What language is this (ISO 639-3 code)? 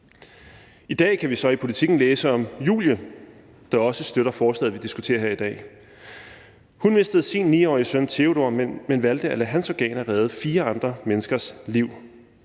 dan